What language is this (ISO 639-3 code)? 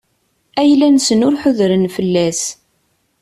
kab